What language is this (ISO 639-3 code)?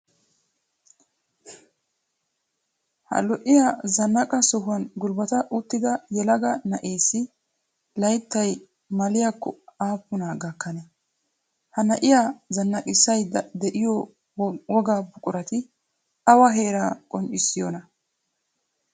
wal